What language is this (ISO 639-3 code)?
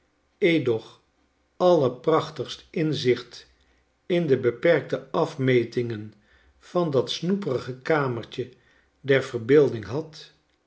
nld